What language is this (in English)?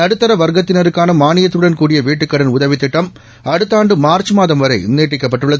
Tamil